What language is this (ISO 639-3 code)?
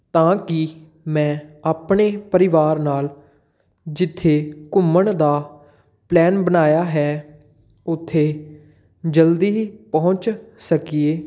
pan